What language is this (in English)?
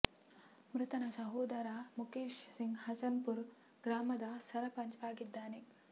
Kannada